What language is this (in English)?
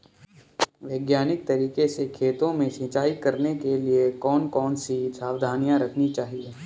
Hindi